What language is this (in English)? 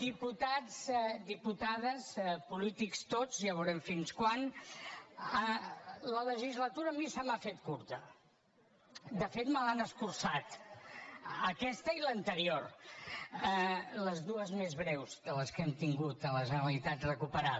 Catalan